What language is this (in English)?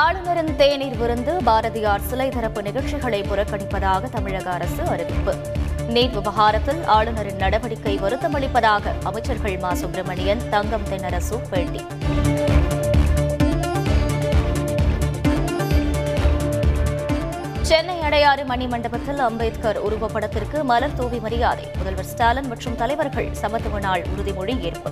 Tamil